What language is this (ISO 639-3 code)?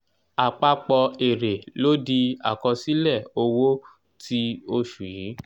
yor